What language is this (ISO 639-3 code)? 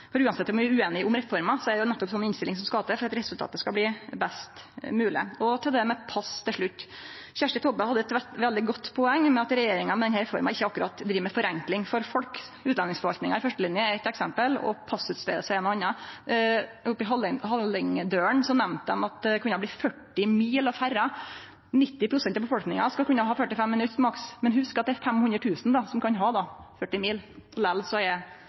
nor